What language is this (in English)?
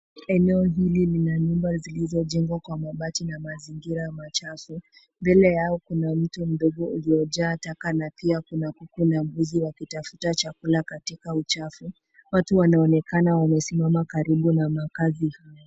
Swahili